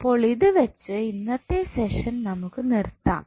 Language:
Malayalam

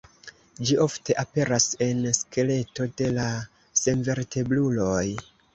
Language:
Esperanto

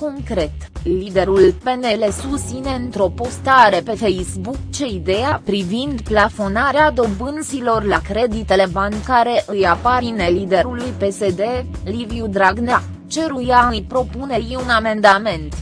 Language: Romanian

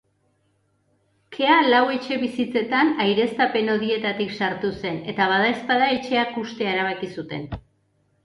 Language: Basque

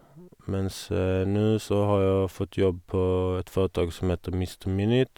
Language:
Norwegian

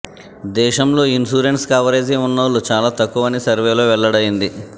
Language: Telugu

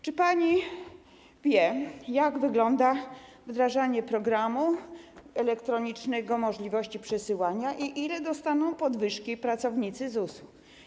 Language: Polish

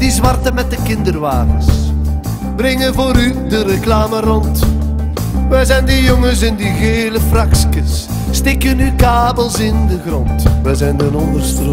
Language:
Dutch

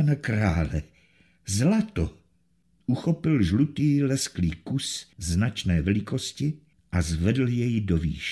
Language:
Czech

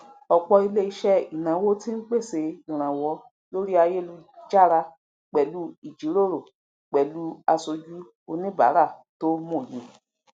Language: Yoruba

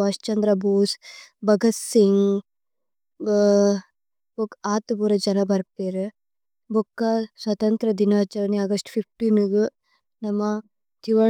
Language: Tulu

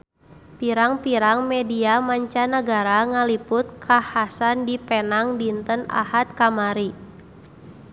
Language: Sundanese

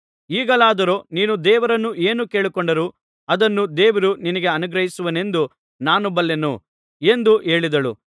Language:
Kannada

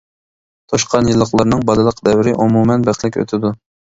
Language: Uyghur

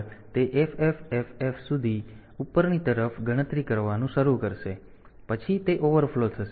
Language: Gujarati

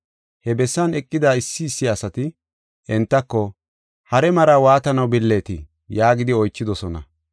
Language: Gofa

